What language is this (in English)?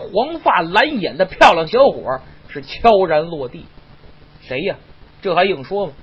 Chinese